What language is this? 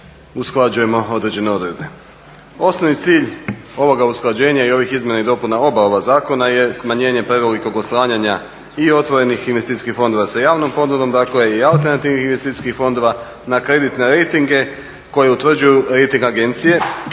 Croatian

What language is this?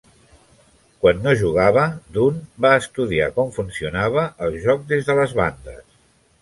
Catalan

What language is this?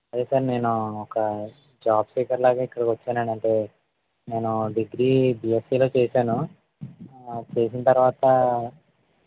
Telugu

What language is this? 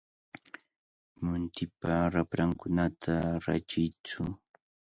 Cajatambo North Lima Quechua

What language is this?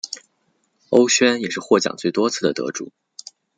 Chinese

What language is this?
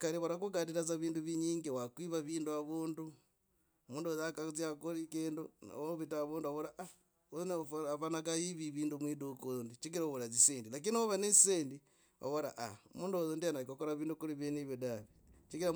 Logooli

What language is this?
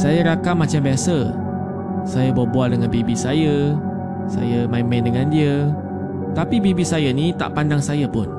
Malay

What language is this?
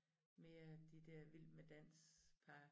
Danish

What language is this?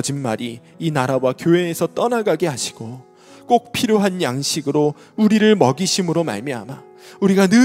Korean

